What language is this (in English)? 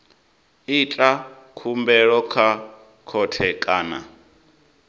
Venda